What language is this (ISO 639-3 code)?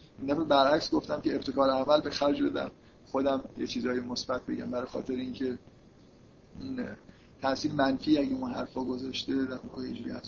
fas